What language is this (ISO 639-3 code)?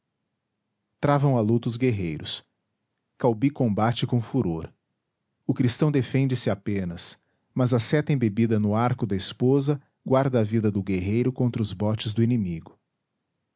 por